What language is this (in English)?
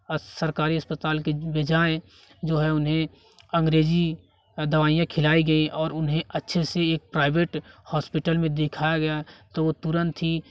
Hindi